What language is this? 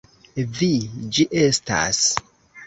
Esperanto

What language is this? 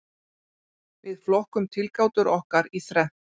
Icelandic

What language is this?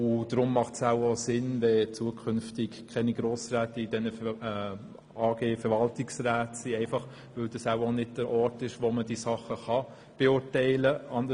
Swiss German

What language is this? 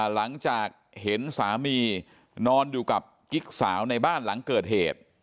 Thai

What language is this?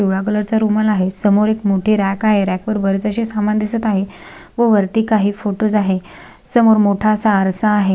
Marathi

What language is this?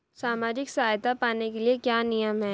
Hindi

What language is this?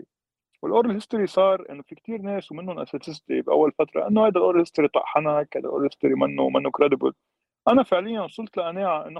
Arabic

